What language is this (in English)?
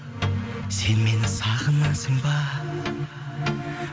Kazakh